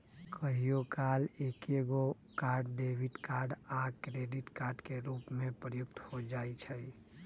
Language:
Magahi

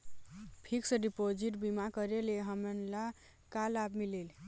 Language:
Chhattisgarhi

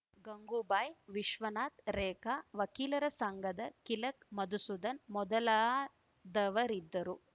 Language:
Kannada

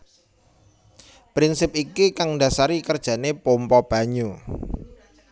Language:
Javanese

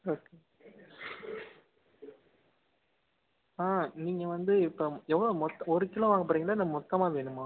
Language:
Tamil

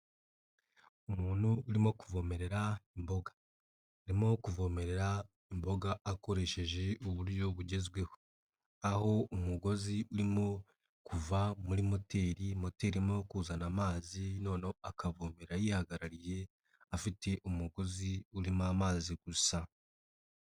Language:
Kinyarwanda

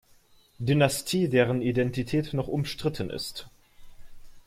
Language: German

